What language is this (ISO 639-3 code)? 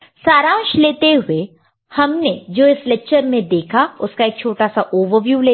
hin